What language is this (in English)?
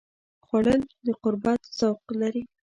Pashto